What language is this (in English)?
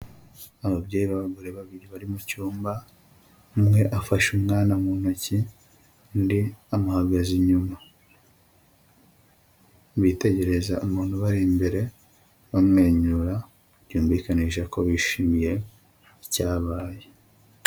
Kinyarwanda